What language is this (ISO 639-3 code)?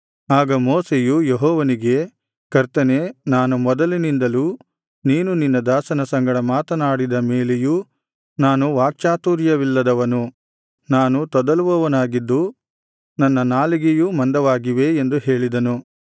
kan